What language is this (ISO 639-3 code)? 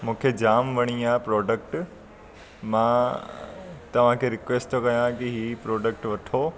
snd